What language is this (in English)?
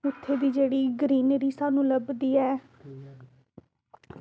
Dogri